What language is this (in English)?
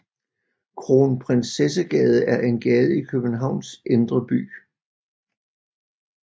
Danish